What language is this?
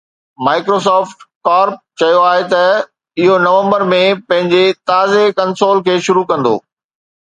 Sindhi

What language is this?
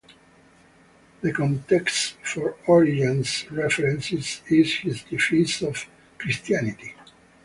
English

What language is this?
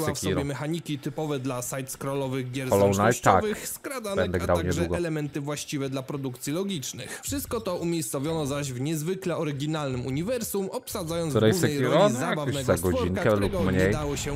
Polish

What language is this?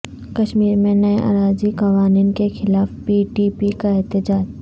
Urdu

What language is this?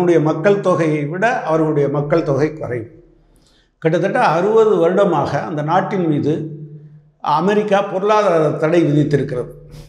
Romanian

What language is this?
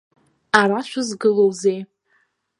Abkhazian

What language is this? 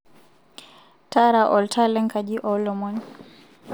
Masai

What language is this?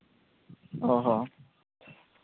Santali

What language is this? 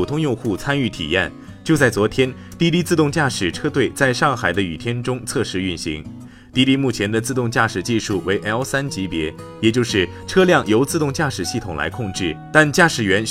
Chinese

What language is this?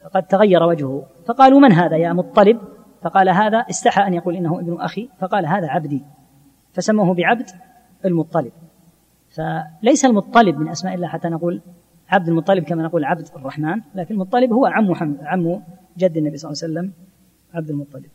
Arabic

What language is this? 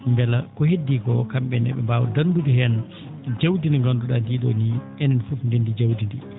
Fula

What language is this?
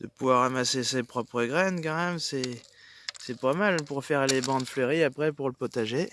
French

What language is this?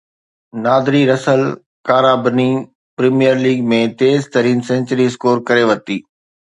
Sindhi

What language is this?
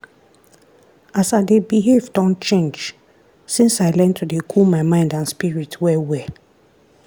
Nigerian Pidgin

